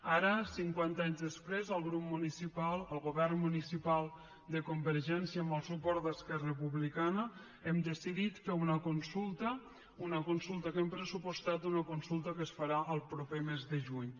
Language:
Catalan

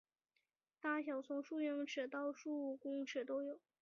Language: Chinese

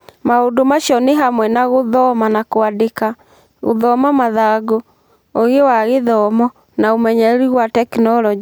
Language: Kikuyu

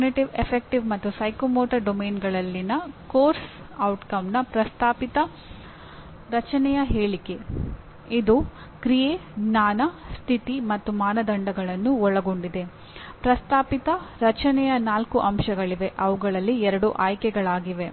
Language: Kannada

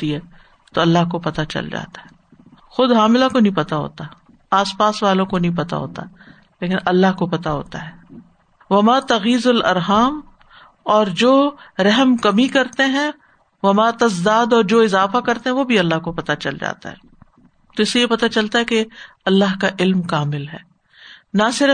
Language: Urdu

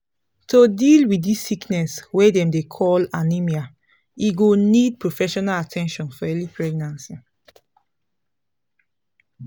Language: Nigerian Pidgin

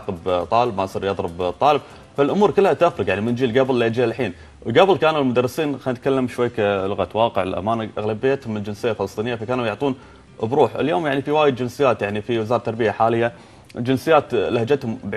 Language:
Arabic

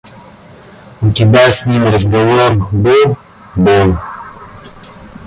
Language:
Russian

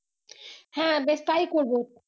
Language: Bangla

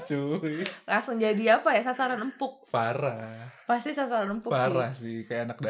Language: Indonesian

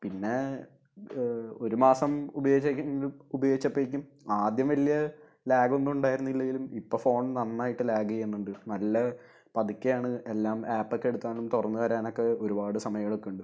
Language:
Malayalam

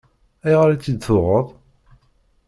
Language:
Kabyle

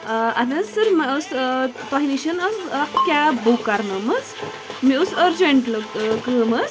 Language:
Kashmiri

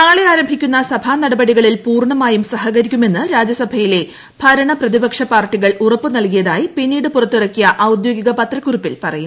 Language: Malayalam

